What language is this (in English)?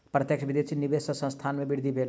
Maithili